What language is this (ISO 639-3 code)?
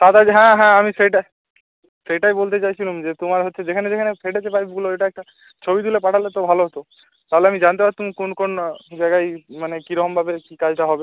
ben